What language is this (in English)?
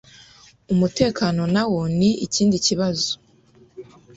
Kinyarwanda